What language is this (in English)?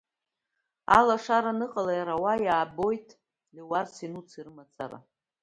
Abkhazian